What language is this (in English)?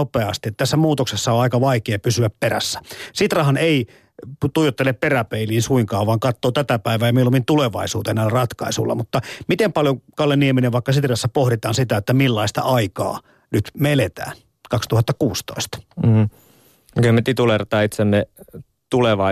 Finnish